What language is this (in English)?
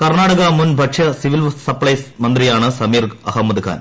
Malayalam